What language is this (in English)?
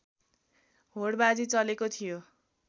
Nepali